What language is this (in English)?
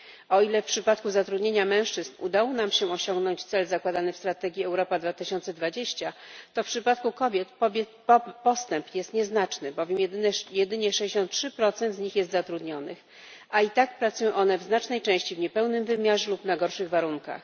Polish